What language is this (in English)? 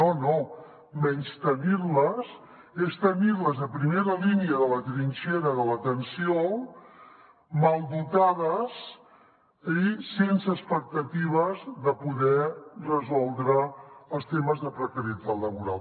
Catalan